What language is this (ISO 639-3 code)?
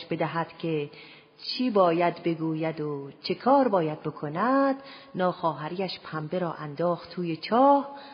fas